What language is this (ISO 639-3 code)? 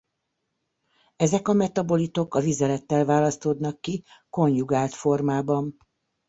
hun